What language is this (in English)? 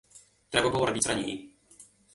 Belarusian